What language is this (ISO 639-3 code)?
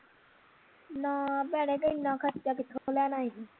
pan